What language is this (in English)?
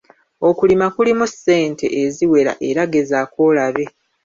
Ganda